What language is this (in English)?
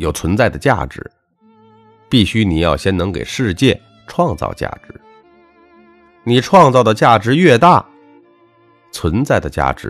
Chinese